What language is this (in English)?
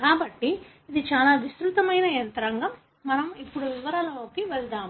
Telugu